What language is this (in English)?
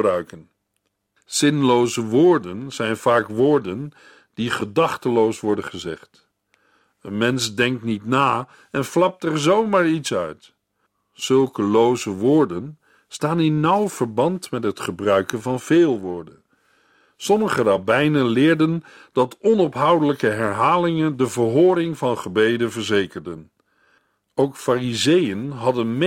Dutch